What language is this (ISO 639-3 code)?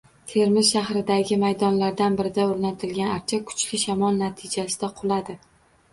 uzb